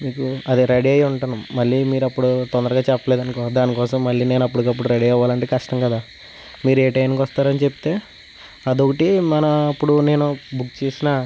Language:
Telugu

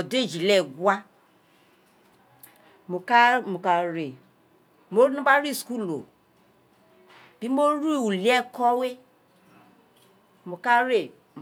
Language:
Isekiri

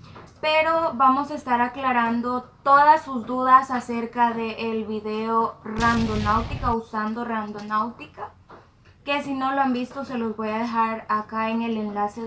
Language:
Spanish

